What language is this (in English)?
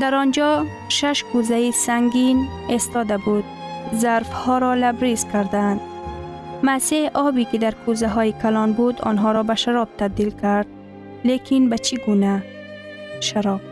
Persian